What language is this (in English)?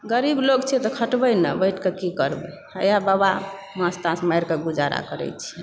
Maithili